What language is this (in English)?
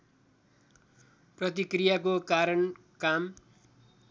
Nepali